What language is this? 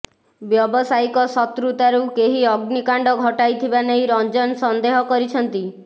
Odia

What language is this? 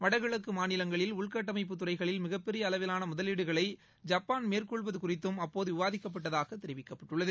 Tamil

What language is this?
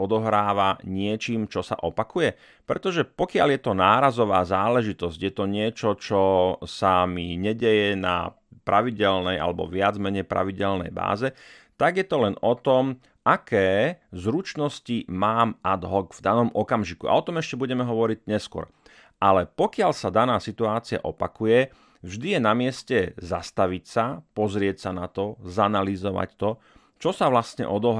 Slovak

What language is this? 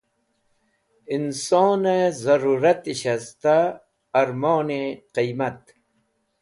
Wakhi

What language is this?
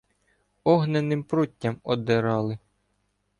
Ukrainian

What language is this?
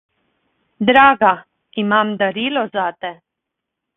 Slovenian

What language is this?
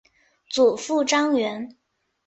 Chinese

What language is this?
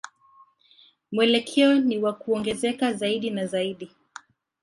Swahili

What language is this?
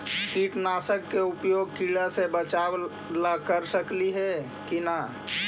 Magahi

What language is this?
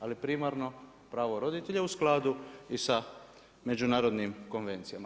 Croatian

